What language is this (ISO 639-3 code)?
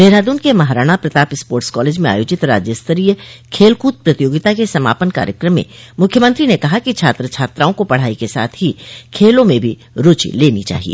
hin